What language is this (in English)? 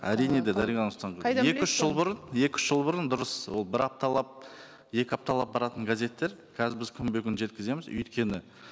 Kazakh